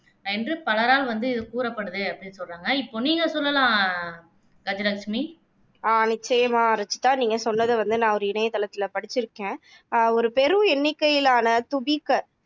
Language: Tamil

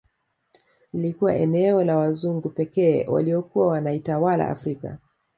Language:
Swahili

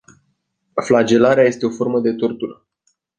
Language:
Romanian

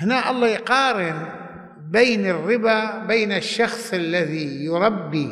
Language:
Arabic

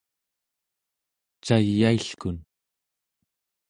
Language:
Central Yupik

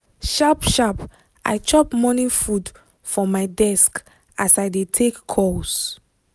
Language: Nigerian Pidgin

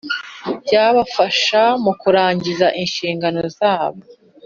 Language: Kinyarwanda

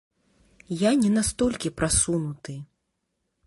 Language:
Belarusian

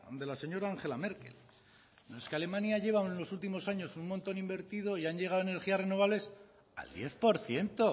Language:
Spanish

